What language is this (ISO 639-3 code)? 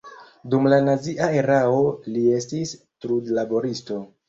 epo